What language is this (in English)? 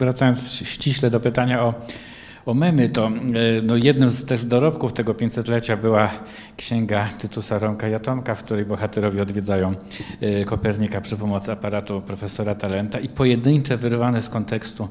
Polish